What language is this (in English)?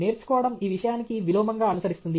Telugu